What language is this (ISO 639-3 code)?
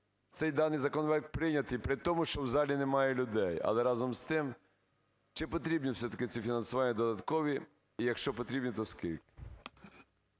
ukr